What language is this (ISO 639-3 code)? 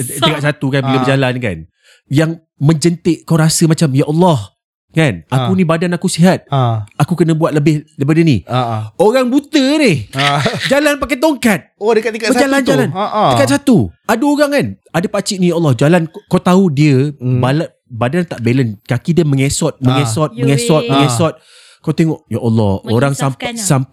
msa